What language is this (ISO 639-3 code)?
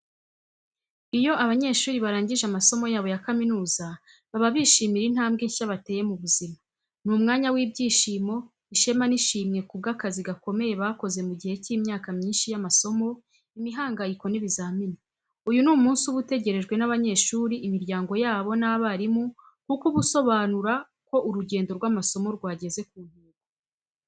kin